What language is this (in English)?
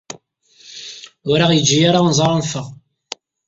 Kabyle